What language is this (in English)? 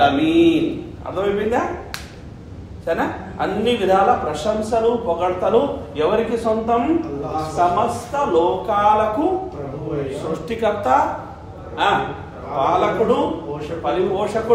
Arabic